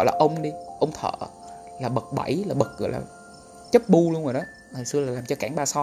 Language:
Vietnamese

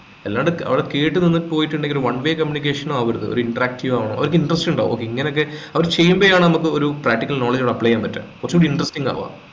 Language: Malayalam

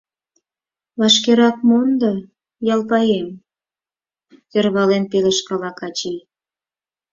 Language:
Mari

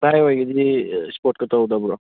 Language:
Manipuri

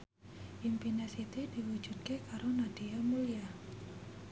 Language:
Javanese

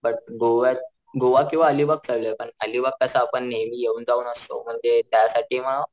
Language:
Marathi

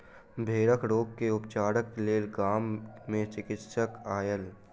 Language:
Maithili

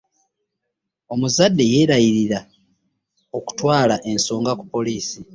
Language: Ganda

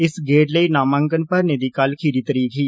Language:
Dogri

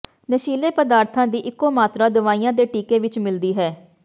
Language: Punjabi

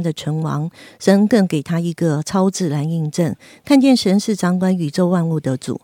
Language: Chinese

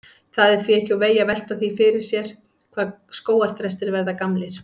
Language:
Icelandic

